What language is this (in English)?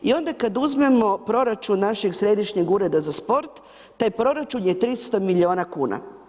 Croatian